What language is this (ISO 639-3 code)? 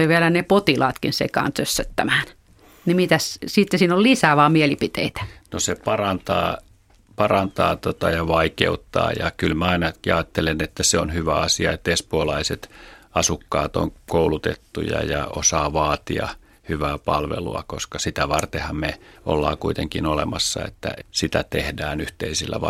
fin